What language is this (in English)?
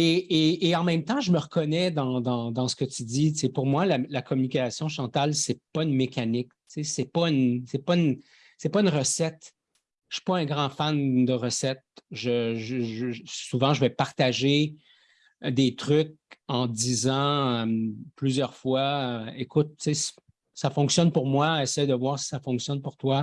French